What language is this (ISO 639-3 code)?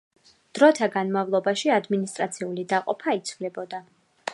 kat